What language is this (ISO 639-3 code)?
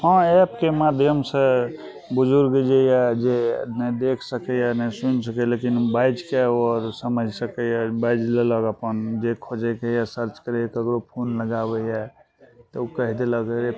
mai